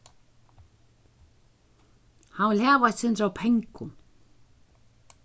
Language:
Faroese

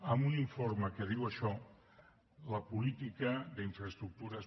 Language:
Catalan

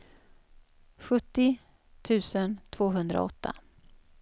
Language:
Swedish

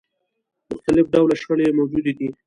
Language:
Pashto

